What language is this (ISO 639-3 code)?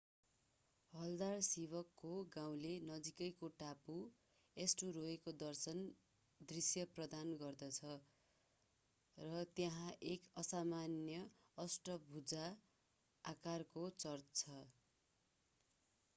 nep